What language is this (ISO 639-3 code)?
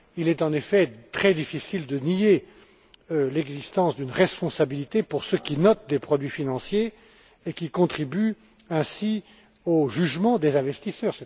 fra